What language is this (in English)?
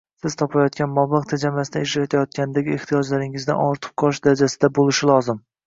Uzbek